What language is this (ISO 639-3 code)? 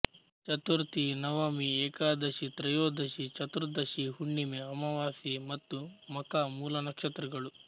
kan